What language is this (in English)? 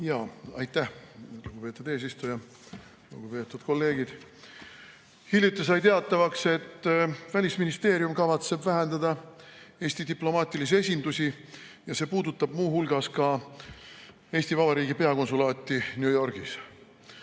Estonian